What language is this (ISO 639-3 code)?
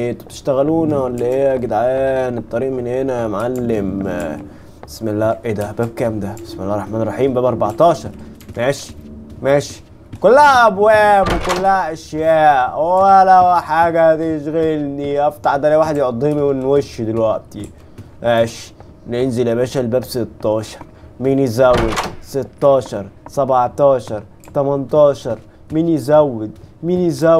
ara